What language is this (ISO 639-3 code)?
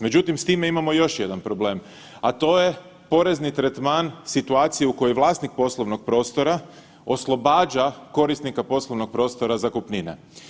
hrv